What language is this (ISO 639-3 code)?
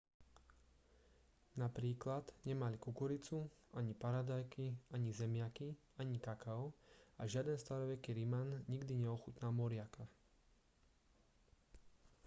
slk